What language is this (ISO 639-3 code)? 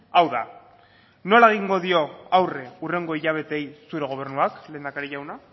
eus